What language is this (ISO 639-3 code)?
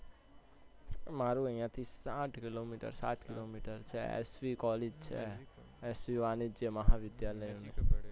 guj